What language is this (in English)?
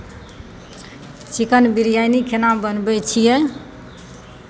Maithili